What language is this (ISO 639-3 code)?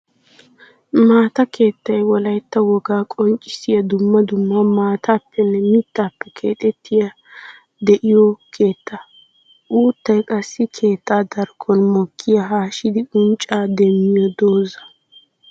wal